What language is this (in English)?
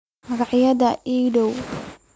Somali